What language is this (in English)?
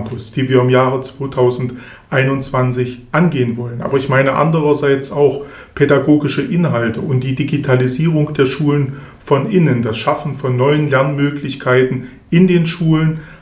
German